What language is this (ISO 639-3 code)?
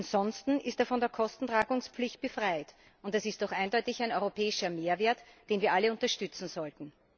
deu